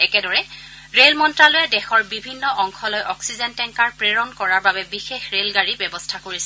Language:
Assamese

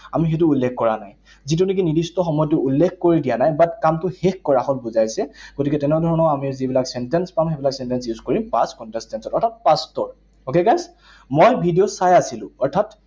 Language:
Assamese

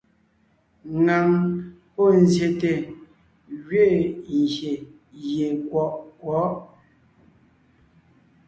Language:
Ngiemboon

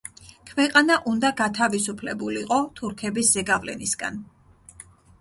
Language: Georgian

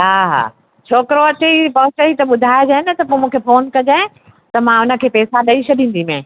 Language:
Sindhi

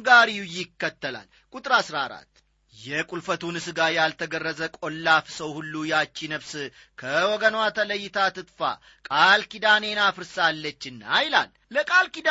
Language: Amharic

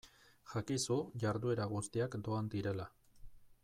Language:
Basque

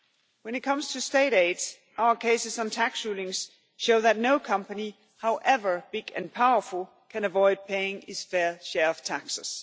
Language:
English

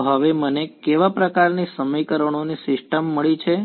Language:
Gujarati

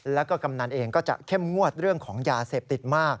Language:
Thai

